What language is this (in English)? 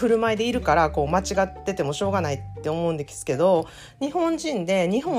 Japanese